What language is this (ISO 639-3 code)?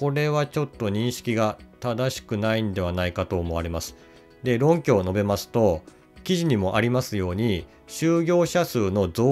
jpn